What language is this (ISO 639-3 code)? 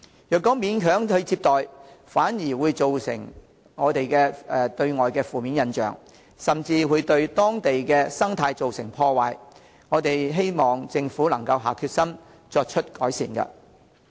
yue